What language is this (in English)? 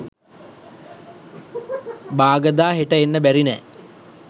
Sinhala